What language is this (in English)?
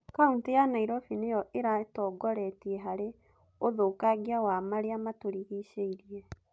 Kikuyu